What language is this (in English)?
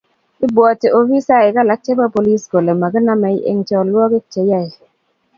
Kalenjin